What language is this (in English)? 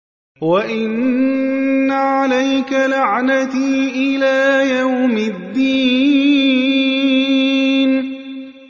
Arabic